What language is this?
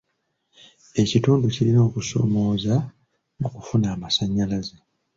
Ganda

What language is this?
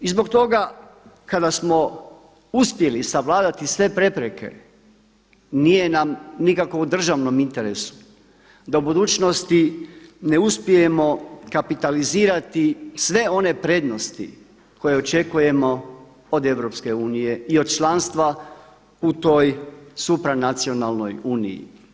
Croatian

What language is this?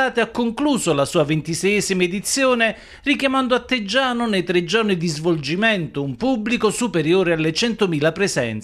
Italian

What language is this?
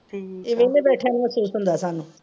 Punjabi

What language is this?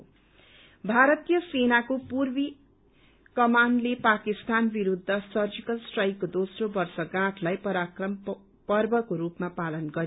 Nepali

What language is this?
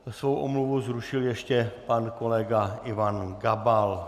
Czech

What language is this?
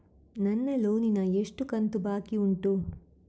Kannada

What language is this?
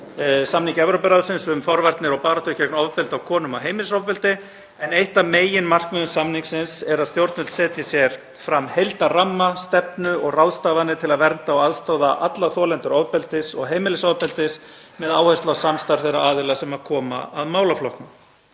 Icelandic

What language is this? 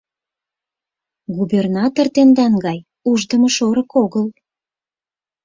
Mari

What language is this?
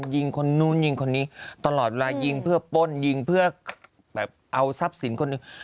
Thai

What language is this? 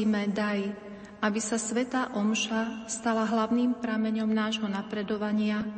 Slovak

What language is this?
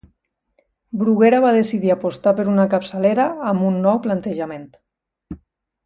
Catalan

